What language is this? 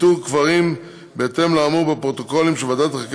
Hebrew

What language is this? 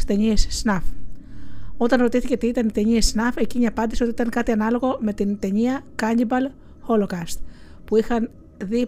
Greek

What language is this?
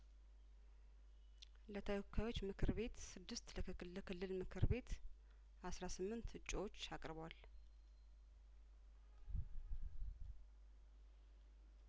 Amharic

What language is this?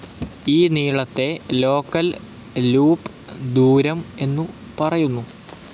Malayalam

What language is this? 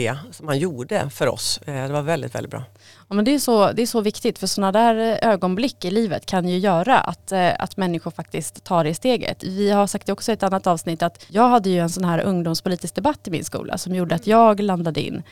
Swedish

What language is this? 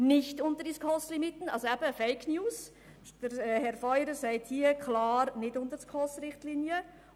Swiss German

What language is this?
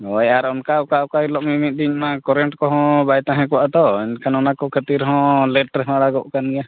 Santali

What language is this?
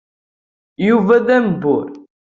Kabyle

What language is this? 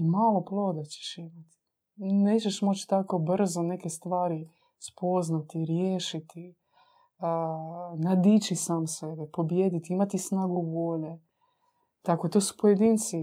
Croatian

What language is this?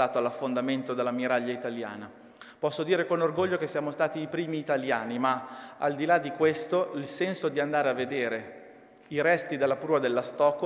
Italian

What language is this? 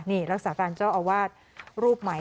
Thai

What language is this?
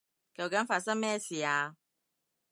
Cantonese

